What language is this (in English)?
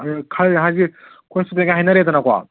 Manipuri